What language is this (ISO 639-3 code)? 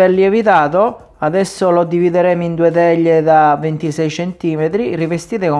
ita